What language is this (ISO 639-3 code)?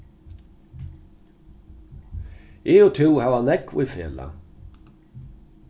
fao